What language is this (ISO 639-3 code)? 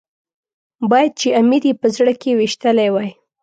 pus